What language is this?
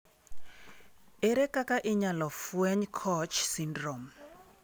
Luo (Kenya and Tanzania)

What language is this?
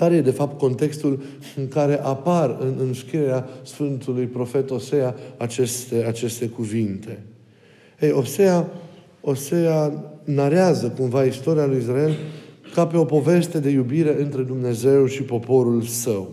Romanian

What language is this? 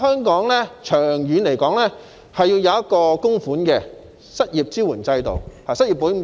Cantonese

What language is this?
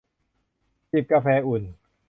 Thai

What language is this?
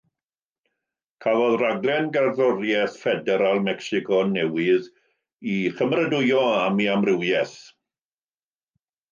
Welsh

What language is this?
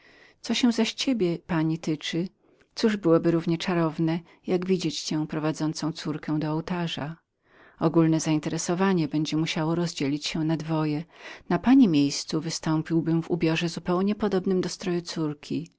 Polish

